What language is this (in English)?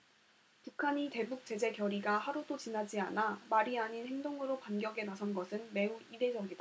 Korean